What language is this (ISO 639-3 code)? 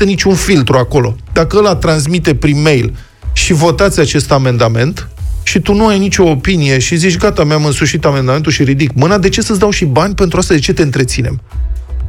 ron